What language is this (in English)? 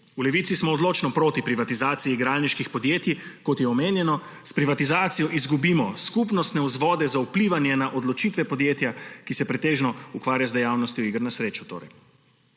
Slovenian